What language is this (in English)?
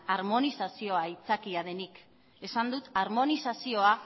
Basque